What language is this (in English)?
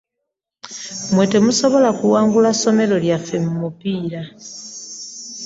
Ganda